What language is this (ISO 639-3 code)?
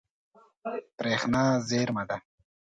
pus